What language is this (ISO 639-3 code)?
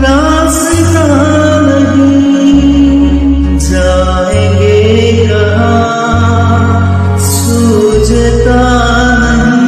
ron